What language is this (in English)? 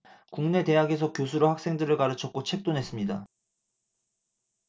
Korean